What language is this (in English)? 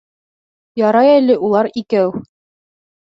Bashkir